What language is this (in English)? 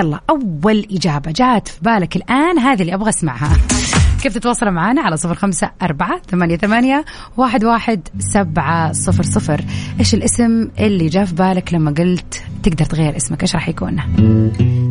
Arabic